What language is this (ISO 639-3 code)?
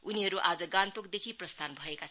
nep